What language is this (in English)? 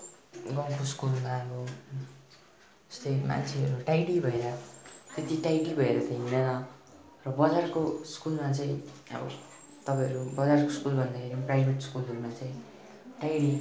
Nepali